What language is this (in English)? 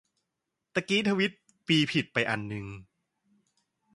Thai